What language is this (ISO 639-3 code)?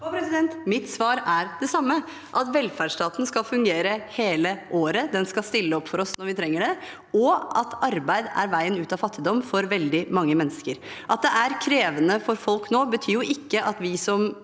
nor